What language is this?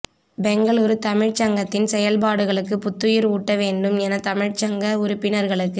Tamil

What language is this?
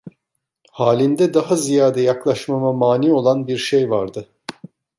Turkish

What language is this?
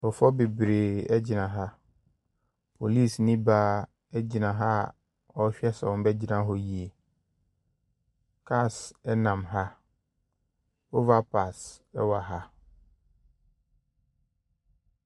Akan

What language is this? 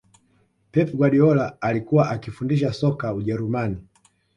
Swahili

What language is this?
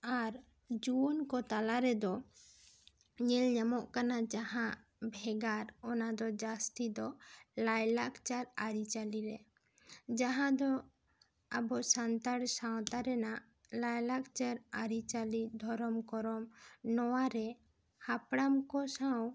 Santali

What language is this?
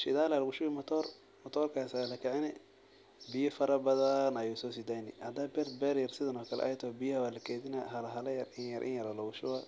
Somali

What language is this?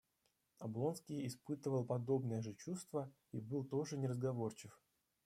Russian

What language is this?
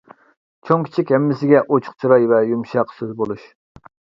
Uyghur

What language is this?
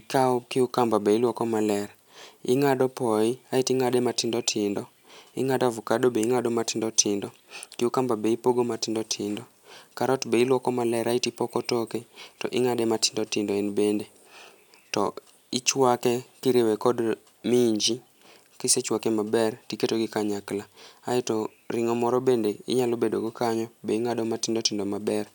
Luo (Kenya and Tanzania)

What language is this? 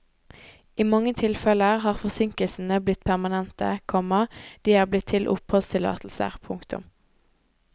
Norwegian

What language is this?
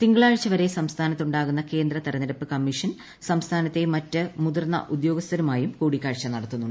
Malayalam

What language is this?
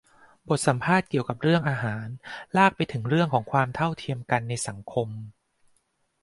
Thai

